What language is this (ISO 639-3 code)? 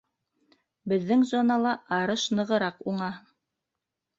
bak